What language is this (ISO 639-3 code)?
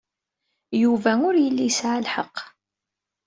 kab